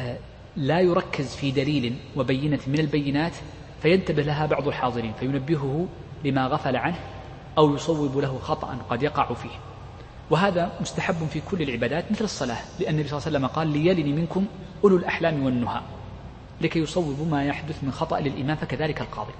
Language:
Arabic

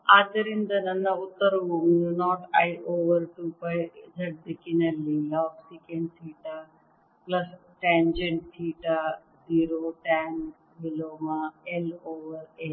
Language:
Kannada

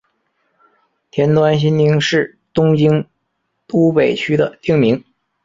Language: Chinese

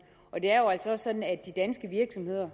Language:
Danish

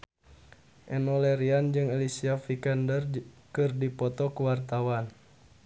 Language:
Sundanese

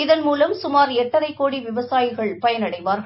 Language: Tamil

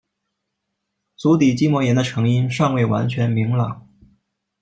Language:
Chinese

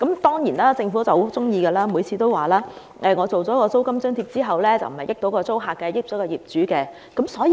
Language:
Cantonese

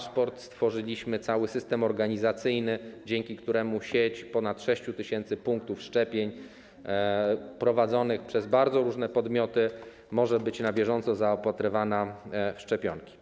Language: Polish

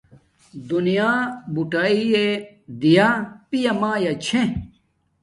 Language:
Domaaki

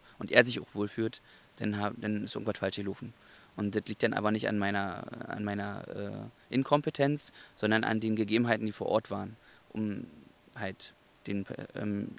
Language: German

